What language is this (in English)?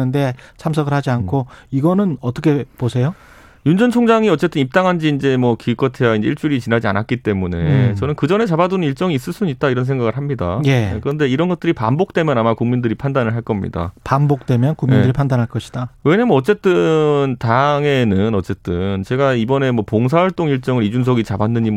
Korean